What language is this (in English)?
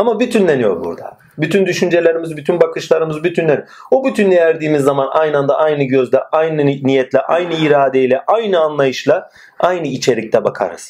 Turkish